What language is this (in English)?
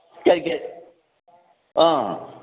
Manipuri